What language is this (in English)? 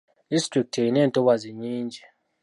Ganda